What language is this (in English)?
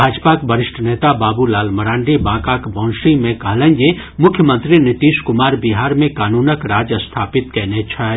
Maithili